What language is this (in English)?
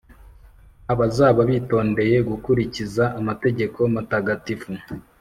Kinyarwanda